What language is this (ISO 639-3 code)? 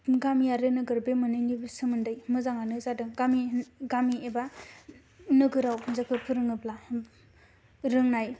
brx